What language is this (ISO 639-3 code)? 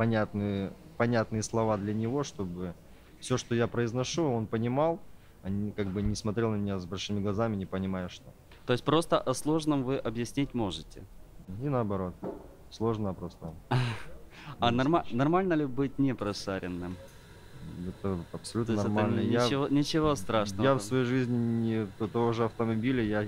rus